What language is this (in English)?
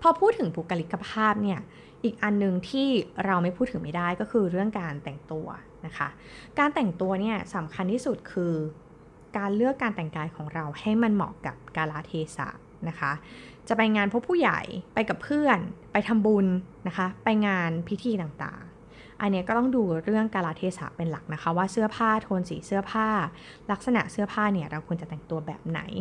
Thai